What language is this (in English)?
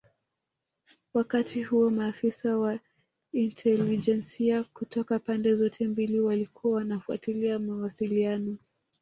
Swahili